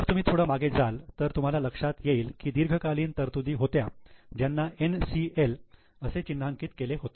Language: Marathi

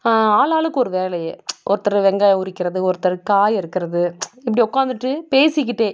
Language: Tamil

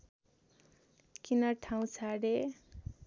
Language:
Nepali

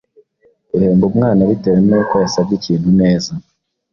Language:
Kinyarwanda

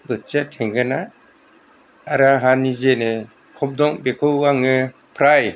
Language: Bodo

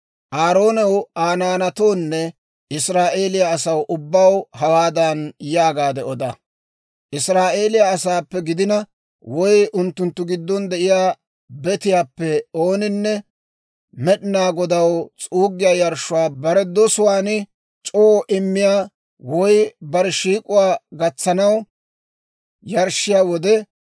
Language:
Dawro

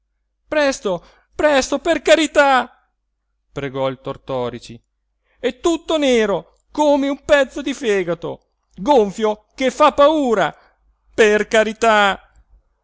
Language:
Italian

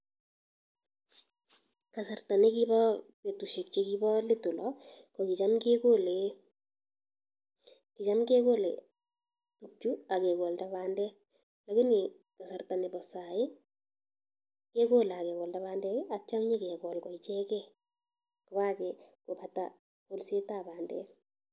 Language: Kalenjin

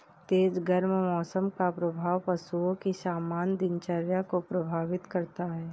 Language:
Hindi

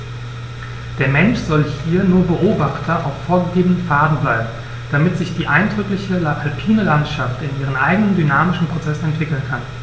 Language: German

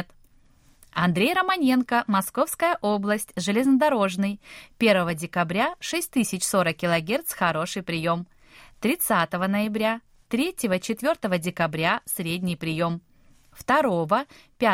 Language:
Russian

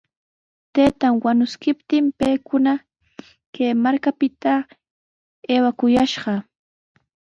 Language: Sihuas Ancash Quechua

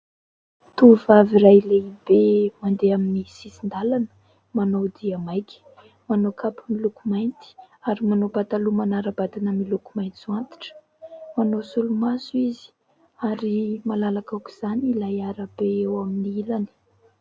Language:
Malagasy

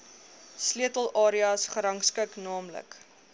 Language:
Afrikaans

